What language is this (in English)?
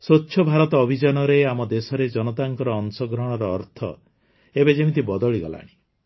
Odia